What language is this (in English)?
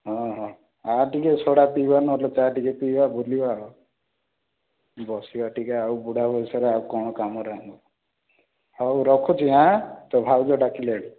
Odia